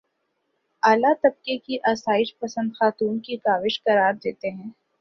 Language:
Urdu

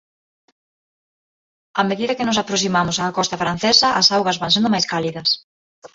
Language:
Galician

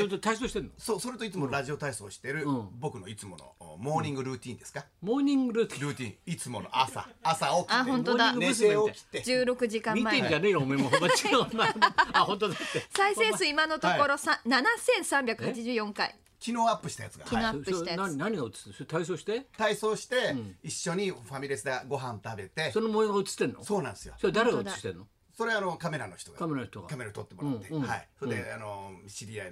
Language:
Japanese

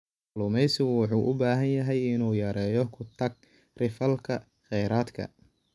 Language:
Somali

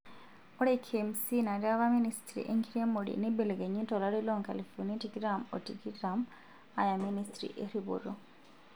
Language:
Masai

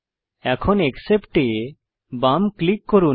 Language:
Bangla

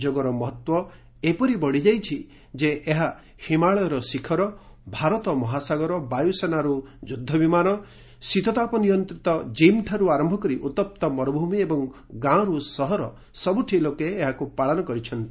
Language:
Odia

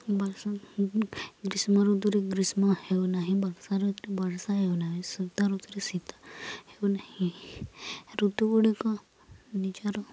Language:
Odia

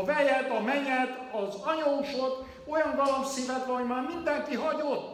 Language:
Hungarian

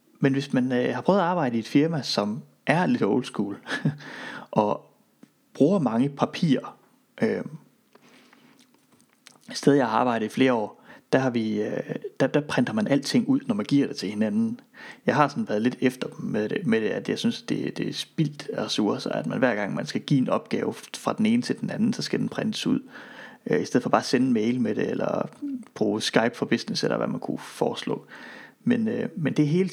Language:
Danish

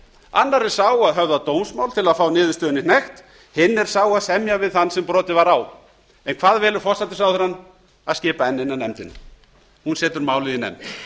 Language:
Icelandic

